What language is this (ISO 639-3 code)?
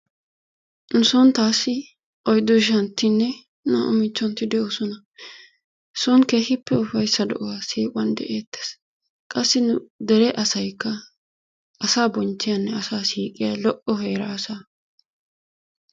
wal